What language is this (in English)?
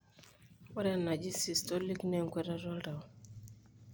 Masai